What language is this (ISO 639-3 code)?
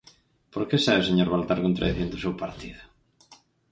glg